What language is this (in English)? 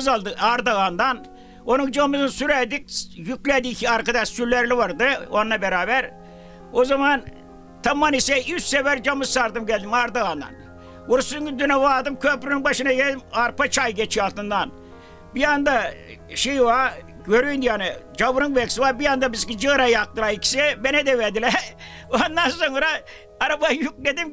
Turkish